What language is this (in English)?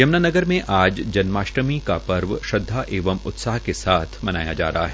Hindi